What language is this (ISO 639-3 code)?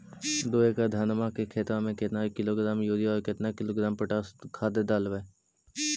mag